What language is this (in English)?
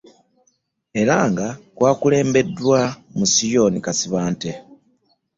Ganda